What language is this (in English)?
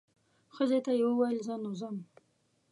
Pashto